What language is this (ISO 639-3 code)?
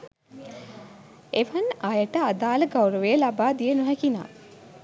sin